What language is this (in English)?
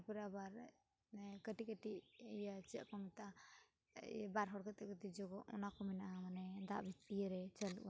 Santali